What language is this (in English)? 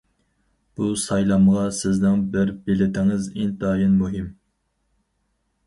Uyghur